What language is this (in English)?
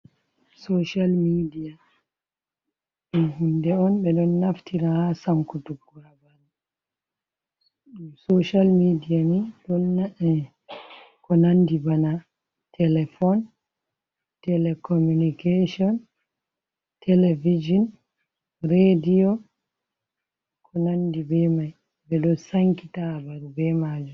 Fula